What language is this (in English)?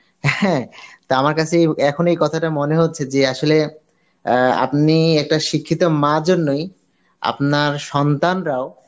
Bangla